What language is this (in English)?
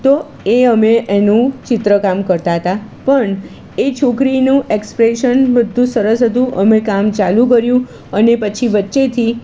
Gujarati